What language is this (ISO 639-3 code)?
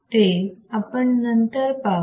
mar